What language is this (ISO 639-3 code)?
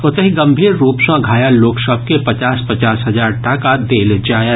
mai